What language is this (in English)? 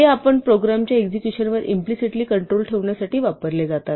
Marathi